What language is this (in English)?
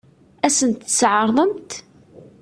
Kabyle